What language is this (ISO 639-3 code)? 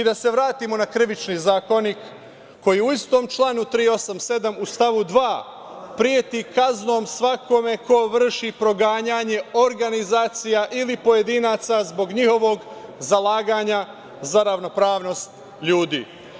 srp